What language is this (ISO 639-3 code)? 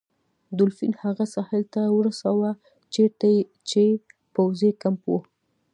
pus